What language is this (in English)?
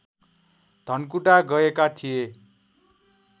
Nepali